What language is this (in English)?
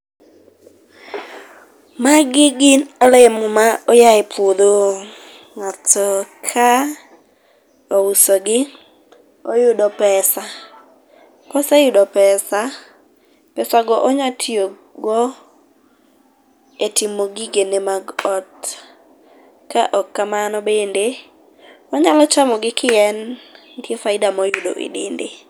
Luo (Kenya and Tanzania)